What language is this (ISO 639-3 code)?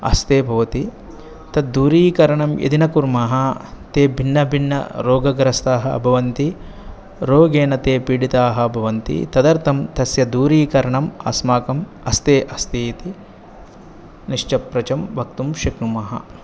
san